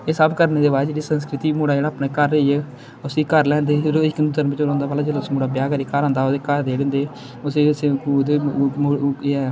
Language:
Dogri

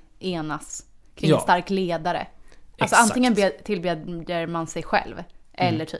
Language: Swedish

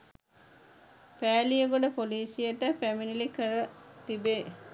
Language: Sinhala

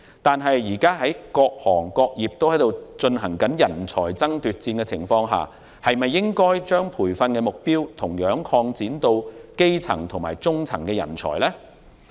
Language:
Cantonese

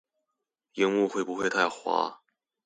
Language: Chinese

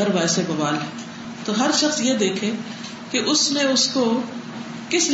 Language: Urdu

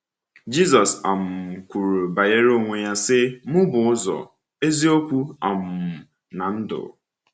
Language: Igbo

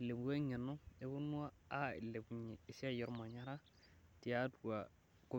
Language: Masai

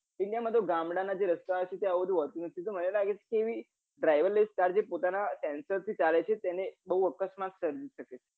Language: Gujarati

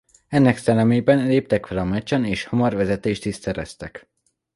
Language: Hungarian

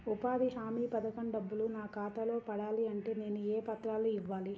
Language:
Telugu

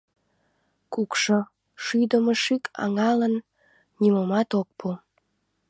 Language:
Mari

